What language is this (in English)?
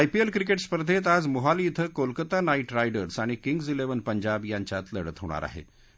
Marathi